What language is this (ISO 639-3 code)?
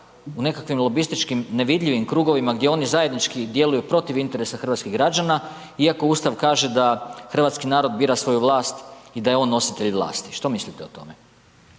hrv